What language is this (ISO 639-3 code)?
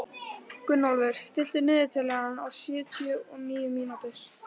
isl